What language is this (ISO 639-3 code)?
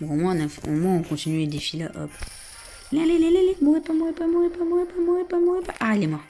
fra